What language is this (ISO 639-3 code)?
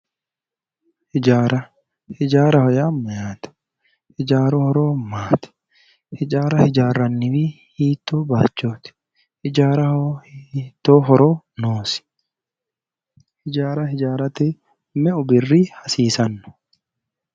sid